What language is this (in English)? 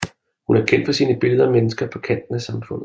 Danish